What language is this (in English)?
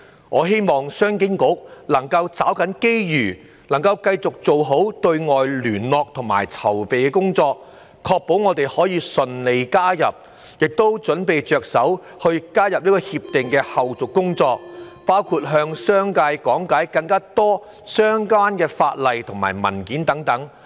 Cantonese